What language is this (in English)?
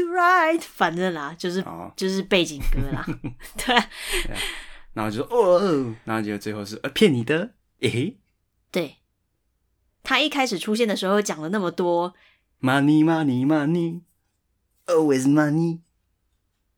Chinese